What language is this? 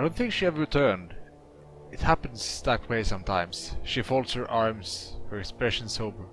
English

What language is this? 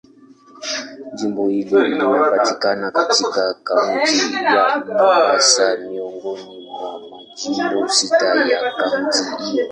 Swahili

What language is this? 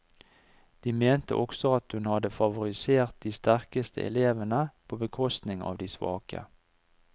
Norwegian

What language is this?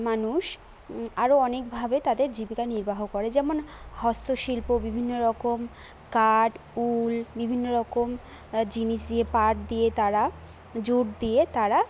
Bangla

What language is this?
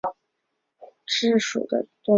Chinese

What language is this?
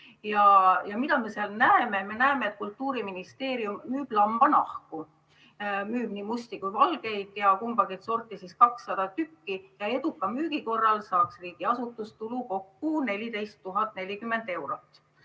Estonian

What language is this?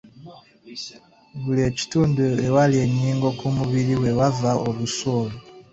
Ganda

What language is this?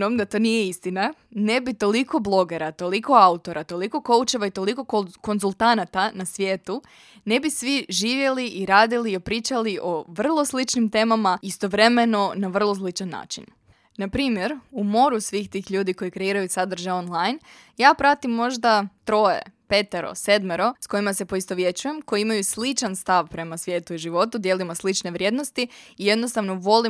Croatian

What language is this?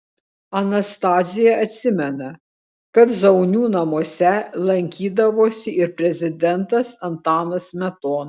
Lithuanian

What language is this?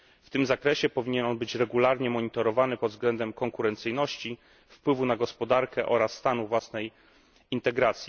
Polish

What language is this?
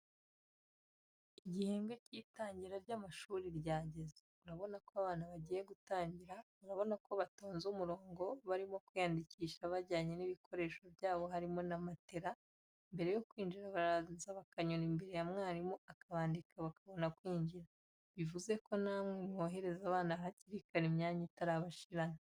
Kinyarwanda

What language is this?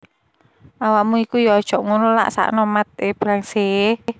Javanese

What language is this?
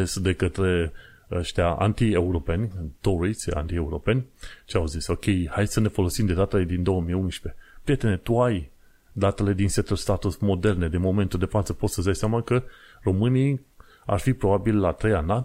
Romanian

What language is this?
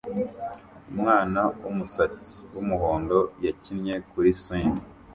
Kinyarwanda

